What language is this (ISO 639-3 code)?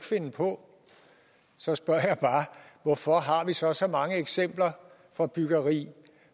dan